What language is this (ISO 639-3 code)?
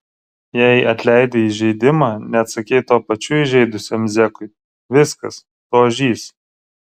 lit